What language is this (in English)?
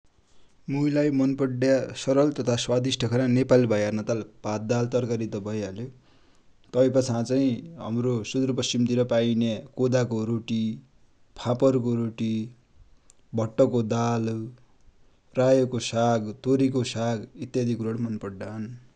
Dotyali